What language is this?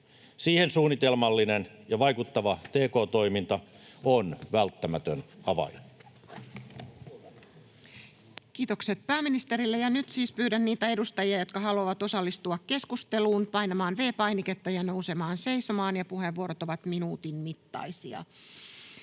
Finnish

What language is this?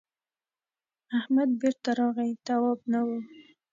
Pashto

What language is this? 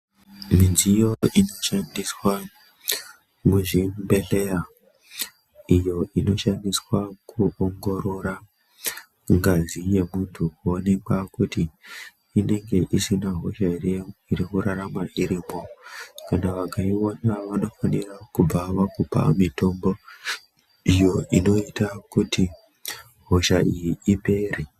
Ndau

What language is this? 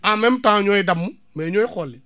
Wolof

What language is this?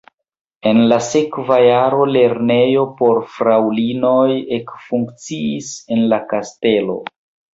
Esperanto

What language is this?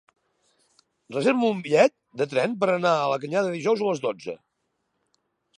Catalan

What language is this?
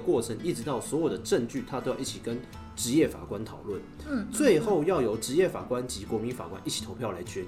Chinese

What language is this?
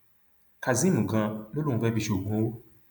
Yoruba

